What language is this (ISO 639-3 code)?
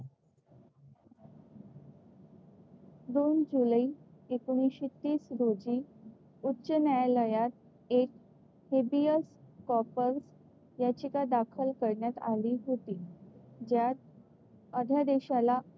mar